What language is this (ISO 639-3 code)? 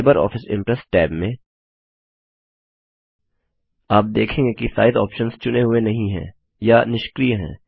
hin